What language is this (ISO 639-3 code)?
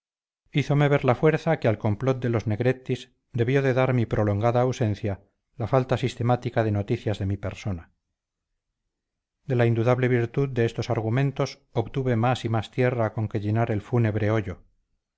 spa